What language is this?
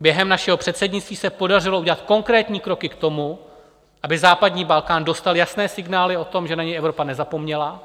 Czech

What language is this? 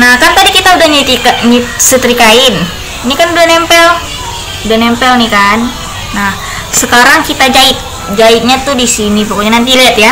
Indonesian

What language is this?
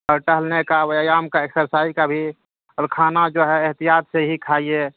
Urdu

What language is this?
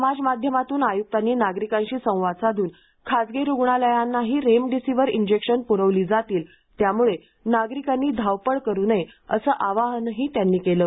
Marathi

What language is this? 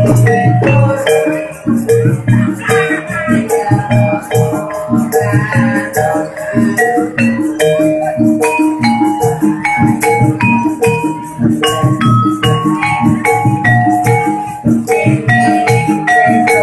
Spanish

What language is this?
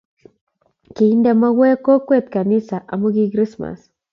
Kalenjin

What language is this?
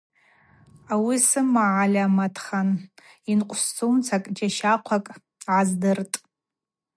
Abaza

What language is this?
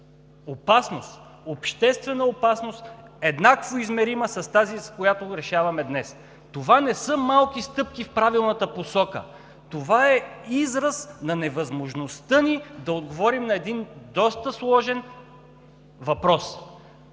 Bulgarian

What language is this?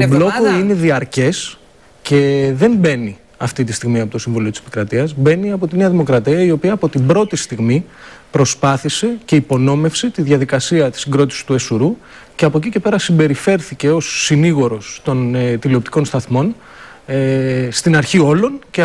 Greek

